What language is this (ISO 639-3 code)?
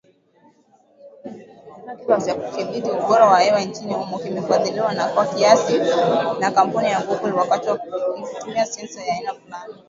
swa